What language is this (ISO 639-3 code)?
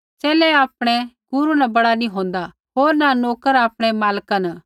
kfx